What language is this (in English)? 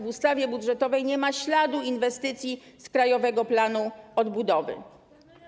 Polish